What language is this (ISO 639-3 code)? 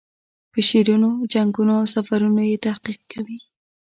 pus